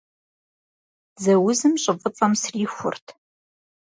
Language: Kabardian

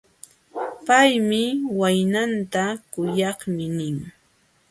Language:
Jauja Wanca Quechua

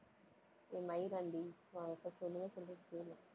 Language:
Tamil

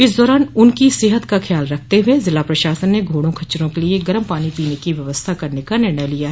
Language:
Hindi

